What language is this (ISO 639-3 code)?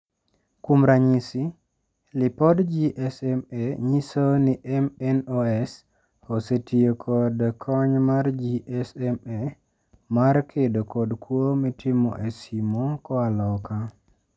luo